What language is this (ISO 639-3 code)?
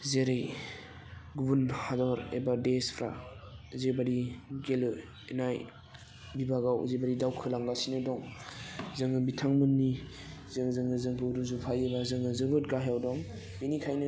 brx